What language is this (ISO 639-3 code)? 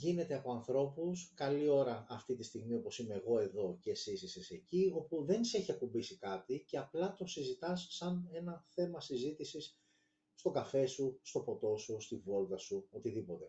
ell